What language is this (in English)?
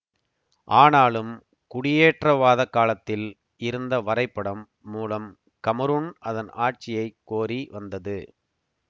Tamil